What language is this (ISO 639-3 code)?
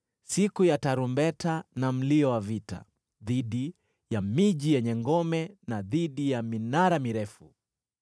swa